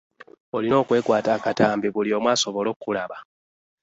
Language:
Ganda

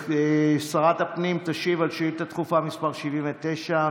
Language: Hebrew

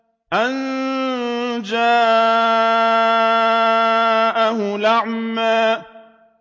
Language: Arabic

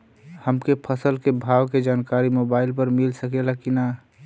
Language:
Bhojpuri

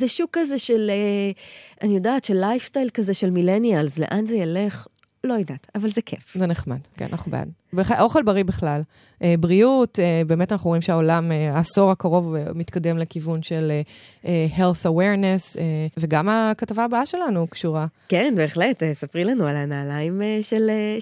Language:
Hebrew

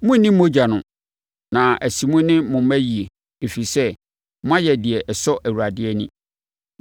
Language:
Akan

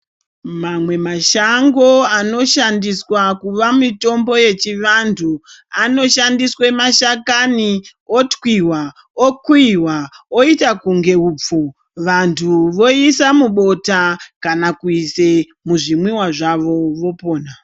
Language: Ndau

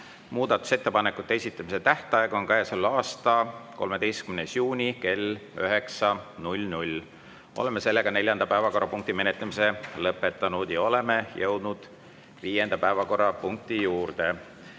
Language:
Estonian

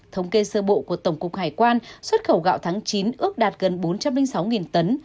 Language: Vietnamese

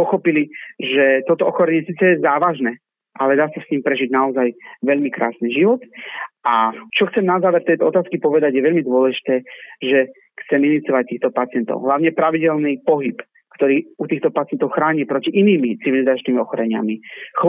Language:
Slovak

